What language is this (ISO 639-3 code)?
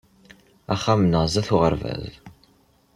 kab